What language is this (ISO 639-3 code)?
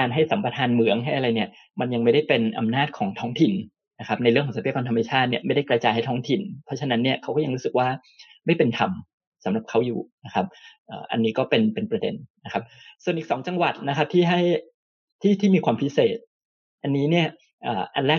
tha